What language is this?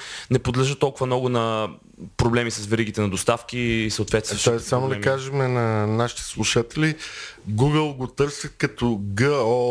Bulgarian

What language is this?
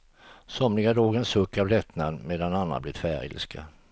Swedish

